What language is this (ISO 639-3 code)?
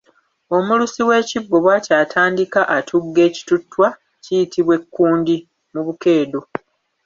lug